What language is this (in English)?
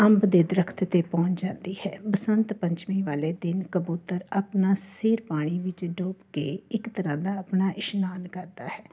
Punjabi